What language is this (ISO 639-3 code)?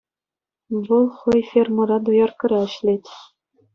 chv